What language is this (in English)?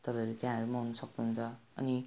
Nepali